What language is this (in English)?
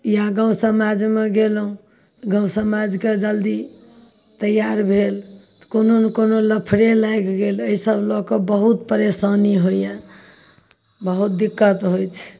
Maithili